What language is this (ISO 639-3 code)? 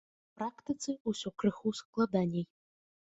bel